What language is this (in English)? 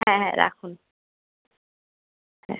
Bangla